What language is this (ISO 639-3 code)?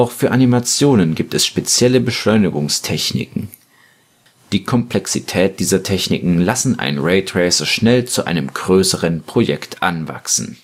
deu